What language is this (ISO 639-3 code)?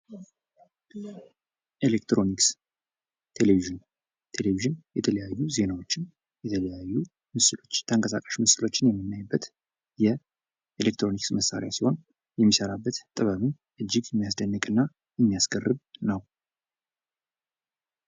amh